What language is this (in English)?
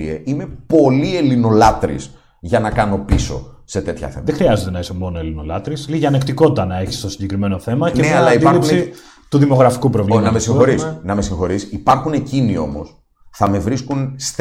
Greek